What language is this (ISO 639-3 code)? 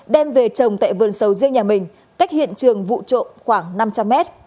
vie